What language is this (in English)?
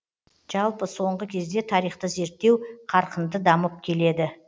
Kazakh